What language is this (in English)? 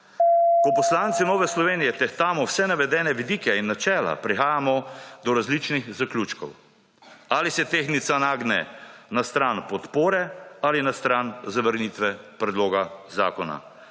Slovenian